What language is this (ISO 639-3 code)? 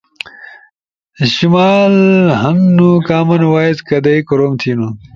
ush